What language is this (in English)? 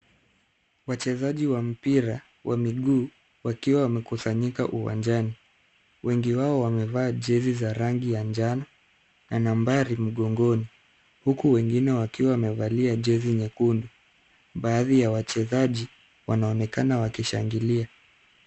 Swahili